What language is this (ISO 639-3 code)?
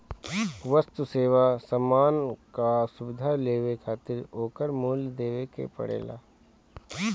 bho